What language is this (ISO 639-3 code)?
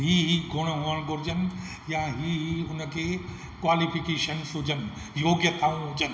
snd